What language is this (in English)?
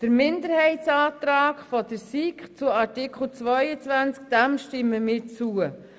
Swiss German